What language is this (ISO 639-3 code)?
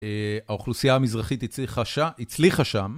heb